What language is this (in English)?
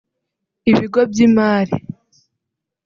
Kinyarwanda